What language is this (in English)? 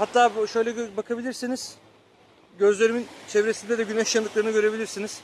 Turkish